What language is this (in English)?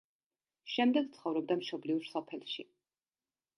Georgian